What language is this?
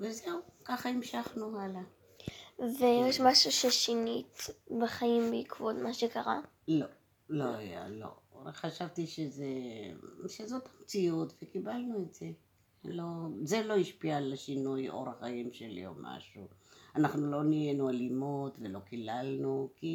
Hebrew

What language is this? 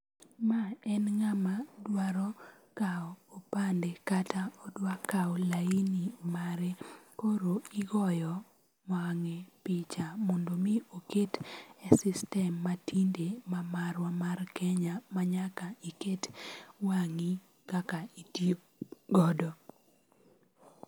Luo (Kenya and Tanzania)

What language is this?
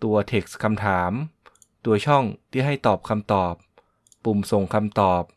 Thai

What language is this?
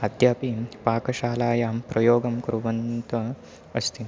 Sanskrit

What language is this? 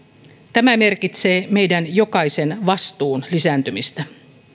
Finnish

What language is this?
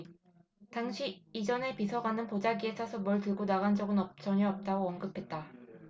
Korean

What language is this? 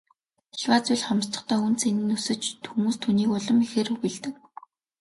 Mongolian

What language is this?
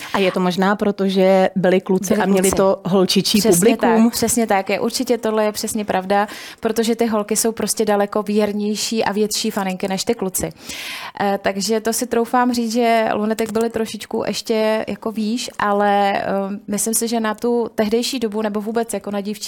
Czech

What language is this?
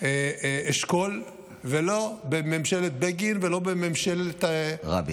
Hebrew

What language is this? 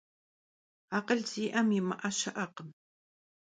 Kabardian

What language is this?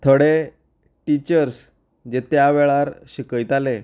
Konkani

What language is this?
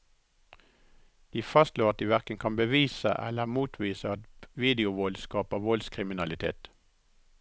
Norwegian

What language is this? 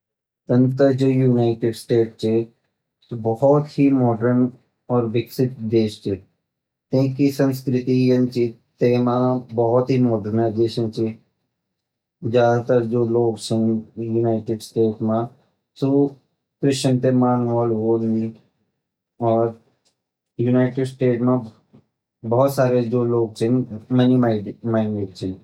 Garhwali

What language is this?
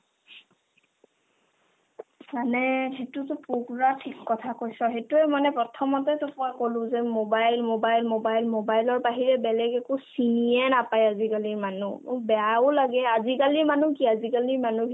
Assamese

